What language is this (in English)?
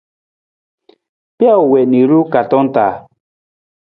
Nawdm